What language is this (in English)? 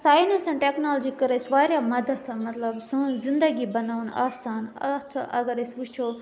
Kashmiri